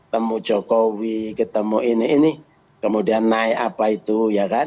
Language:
Indonesian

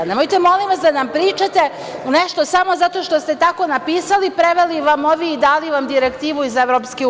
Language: Serbian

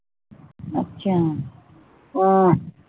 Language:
Punjabi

